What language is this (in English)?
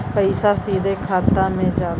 Bhojpuri